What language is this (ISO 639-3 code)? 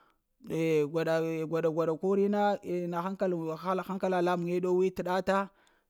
hia